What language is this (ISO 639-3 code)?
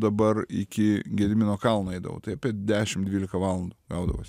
lit